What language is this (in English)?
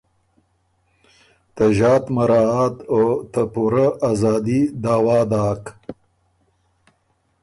Ormuri